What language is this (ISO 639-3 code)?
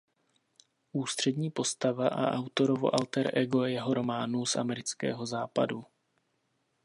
ces